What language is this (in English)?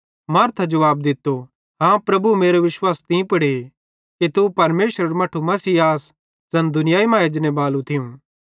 Bhadrawahi